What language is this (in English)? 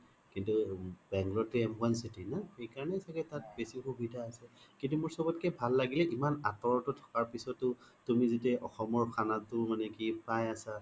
Assamese